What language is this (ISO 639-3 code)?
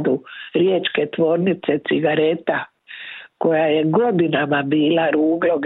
hrv